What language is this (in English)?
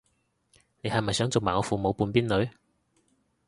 Cantonese